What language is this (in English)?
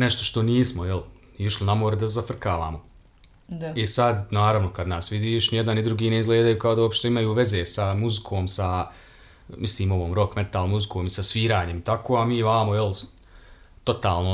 Croatian